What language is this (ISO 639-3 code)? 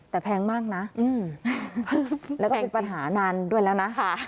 tha